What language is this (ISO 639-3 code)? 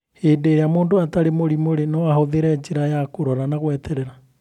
kik